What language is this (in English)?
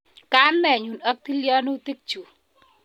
Kalenjin